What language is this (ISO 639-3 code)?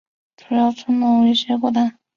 zho